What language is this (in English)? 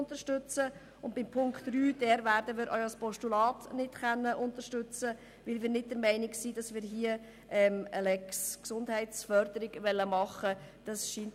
Swiss German